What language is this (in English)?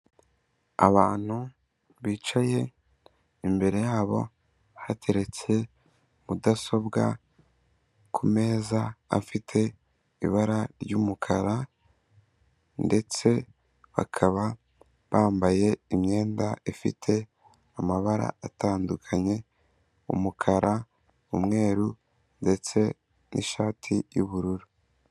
Kinyarwanda